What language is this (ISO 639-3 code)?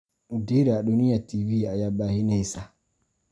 som